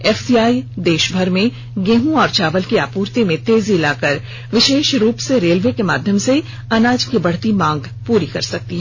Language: Hindi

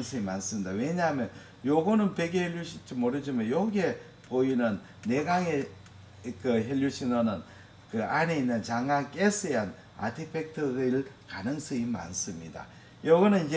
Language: Korean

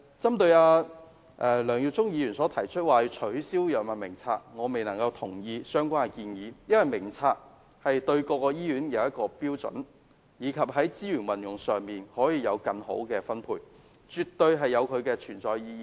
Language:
Cantonese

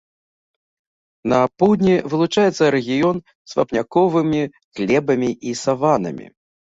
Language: Belarusian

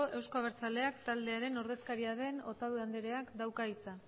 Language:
Basque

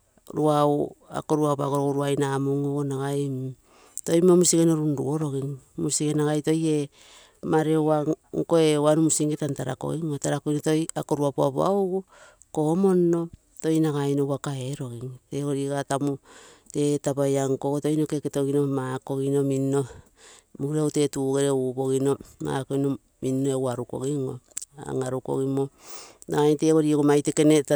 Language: Terei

